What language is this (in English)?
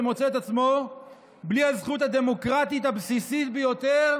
Hebrew